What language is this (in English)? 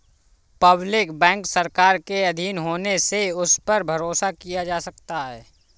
Hindi